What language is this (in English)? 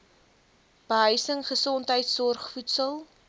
Afrikaans